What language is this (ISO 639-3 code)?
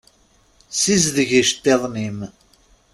kab